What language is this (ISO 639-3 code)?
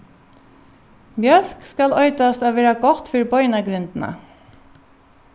fao